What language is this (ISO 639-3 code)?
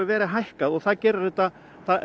isl